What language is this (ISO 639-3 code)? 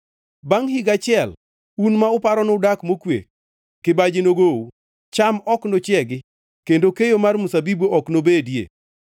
luo